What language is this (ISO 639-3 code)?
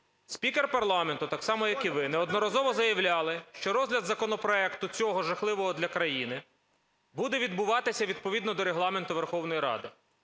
ukr